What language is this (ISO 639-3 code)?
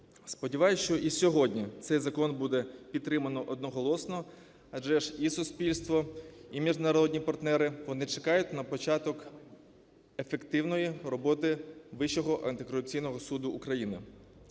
ukr